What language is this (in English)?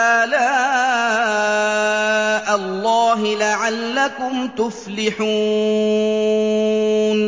Arabic